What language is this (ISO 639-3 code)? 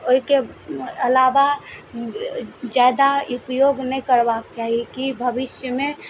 mai